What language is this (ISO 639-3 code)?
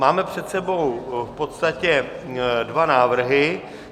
ces